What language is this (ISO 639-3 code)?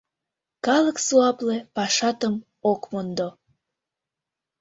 chm